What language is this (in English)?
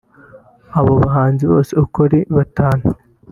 Kinyarwanda